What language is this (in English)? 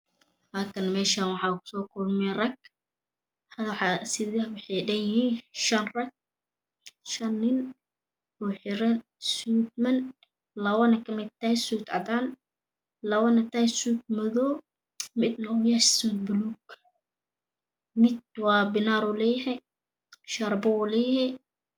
Somali